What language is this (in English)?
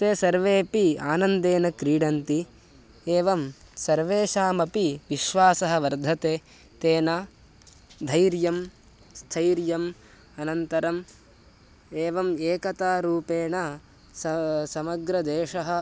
Sanskrit